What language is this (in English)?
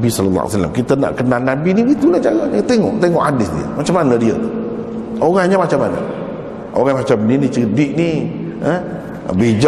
Malay